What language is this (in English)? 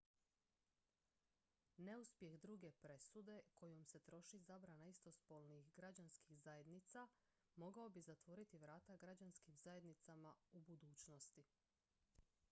Croatian